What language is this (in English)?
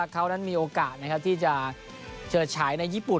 Thai